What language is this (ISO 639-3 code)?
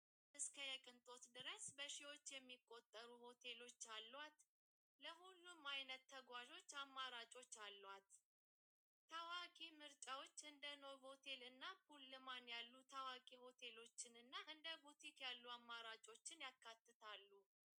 tir